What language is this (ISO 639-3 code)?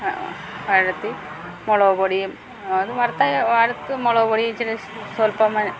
mal